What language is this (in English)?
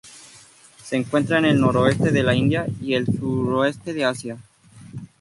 Spanish